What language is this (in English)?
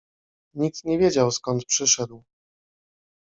Polish